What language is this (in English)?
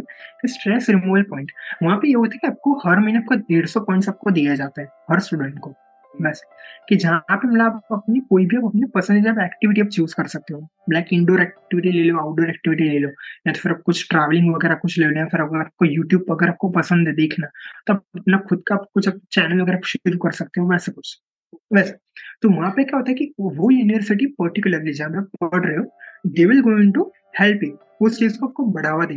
Hindi